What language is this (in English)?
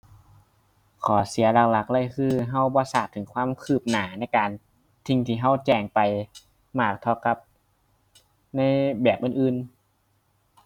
Thai